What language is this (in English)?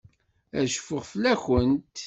Kabyle